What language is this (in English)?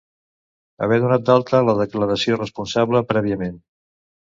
Catalan